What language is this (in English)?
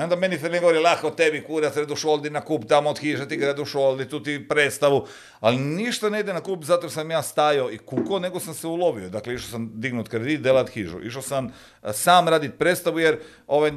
Croatian